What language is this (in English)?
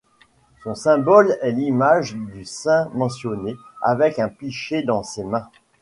French